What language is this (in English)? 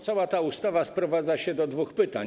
Polish